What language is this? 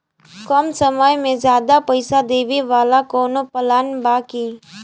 Bhojpuri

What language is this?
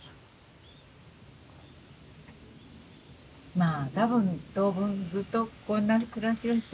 Japanese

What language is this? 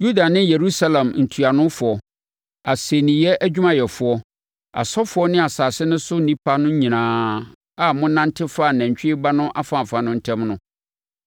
Akan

